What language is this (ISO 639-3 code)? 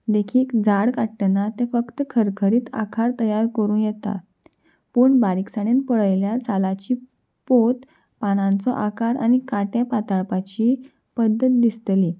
kok